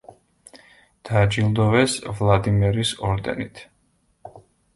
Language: Georgian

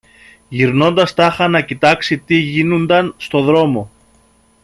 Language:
Greek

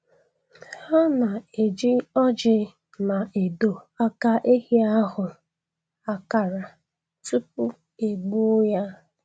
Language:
Igbo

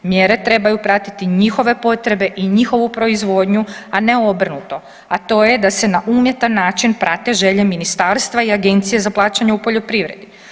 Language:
Croatian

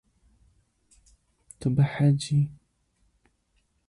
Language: Kurdish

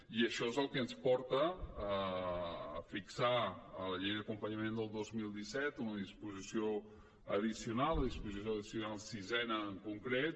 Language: Catalan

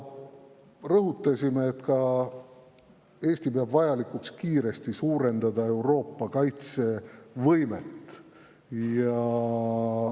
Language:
Estonian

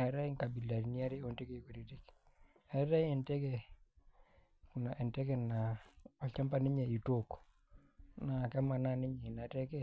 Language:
Masai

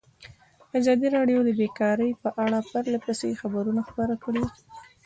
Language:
Pashto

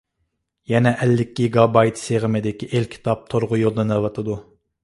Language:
Uyghur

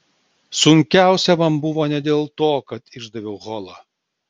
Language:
Lithuanian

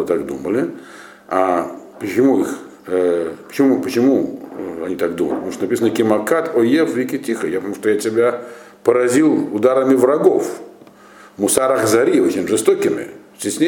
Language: Russian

